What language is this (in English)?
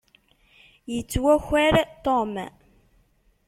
Kabyle